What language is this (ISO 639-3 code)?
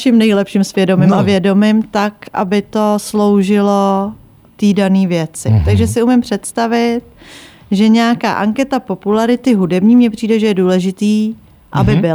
ces